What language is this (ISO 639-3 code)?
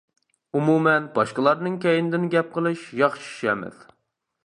uig